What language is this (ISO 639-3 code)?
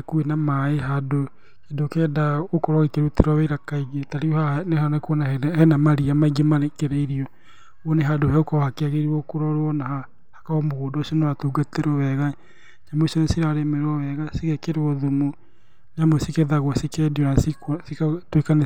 kik